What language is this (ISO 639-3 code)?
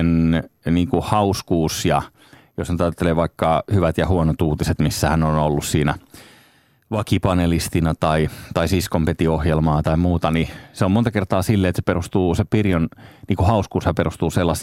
fin